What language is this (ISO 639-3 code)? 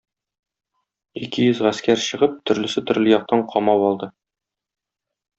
tat